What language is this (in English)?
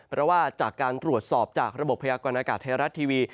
Thai